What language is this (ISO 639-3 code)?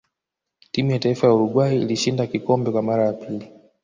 swa